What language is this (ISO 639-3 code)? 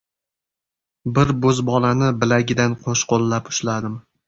uzb